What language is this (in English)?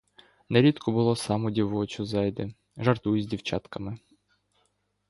Ukrainian